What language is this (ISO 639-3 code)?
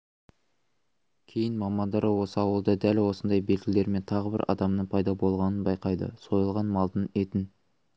kaz